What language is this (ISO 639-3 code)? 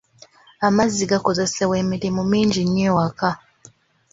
lug